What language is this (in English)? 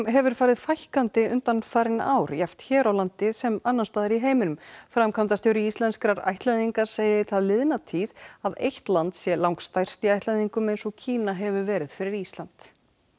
Icelandic